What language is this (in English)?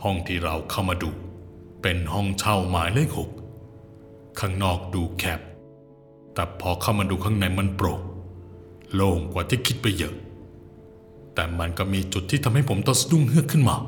Thai